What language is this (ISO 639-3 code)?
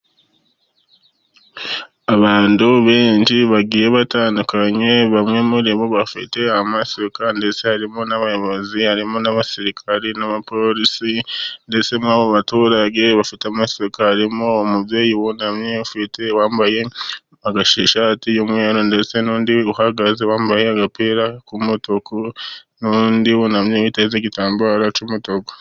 kin